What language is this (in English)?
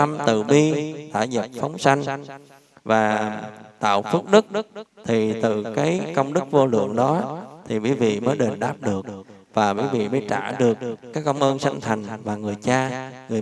Vietnamese